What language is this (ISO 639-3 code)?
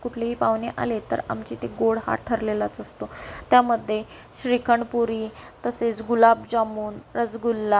mar